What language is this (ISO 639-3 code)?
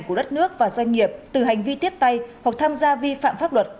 vie